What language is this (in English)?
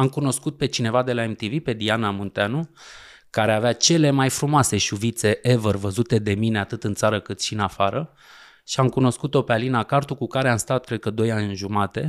Romanian